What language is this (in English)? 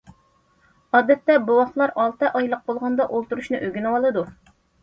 Uyghur